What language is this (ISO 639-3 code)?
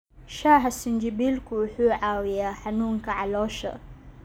som